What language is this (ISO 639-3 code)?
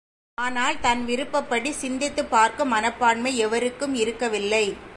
tam